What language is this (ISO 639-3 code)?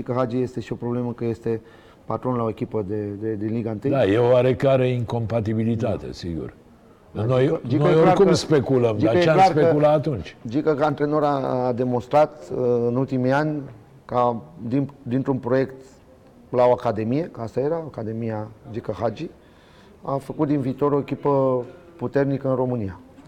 ron